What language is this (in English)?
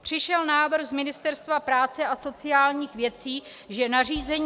Czech